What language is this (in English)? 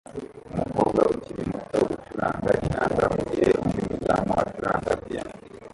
Kinyarwanda